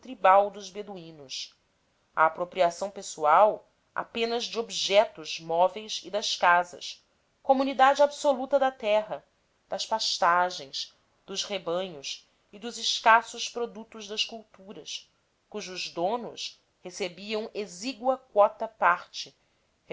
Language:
Portuguese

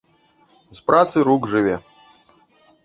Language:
Belarusian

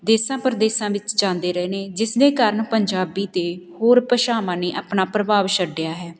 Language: Punjabi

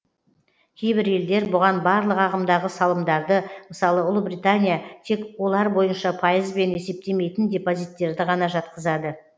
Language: Kazakh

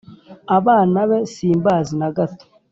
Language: Kinyarwanda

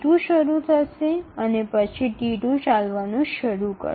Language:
Bangla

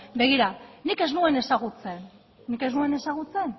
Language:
Basque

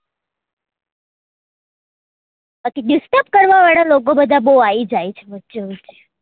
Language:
Gujarati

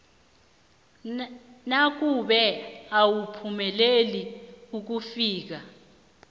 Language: South Ndebele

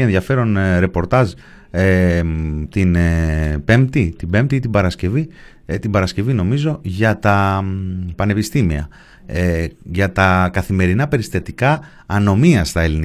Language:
Greek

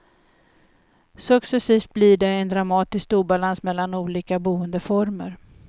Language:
Swedish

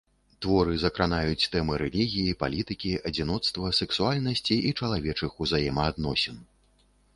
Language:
Belarusian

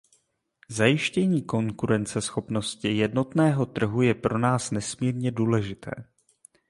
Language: Czech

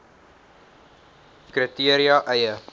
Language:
Afrikaans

